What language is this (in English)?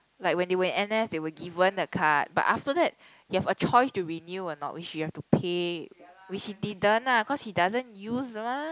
English